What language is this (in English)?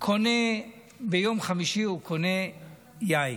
Hebrew